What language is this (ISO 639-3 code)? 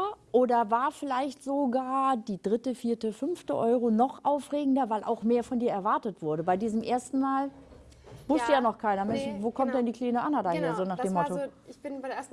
deu